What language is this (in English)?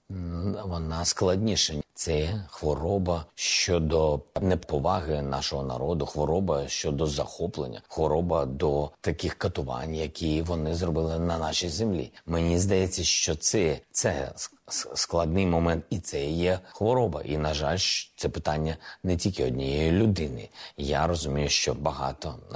Ukrainian